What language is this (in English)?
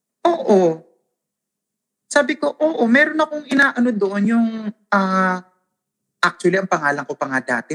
Filipino